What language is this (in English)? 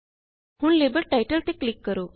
Punjabi